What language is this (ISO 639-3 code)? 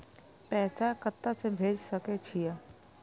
mai